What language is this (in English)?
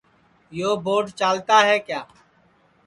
Sansi